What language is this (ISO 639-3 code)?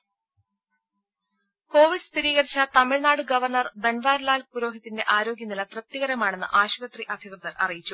mal